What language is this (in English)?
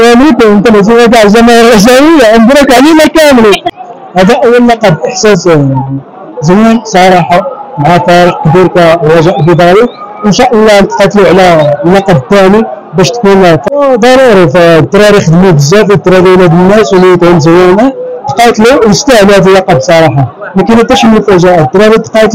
Arabic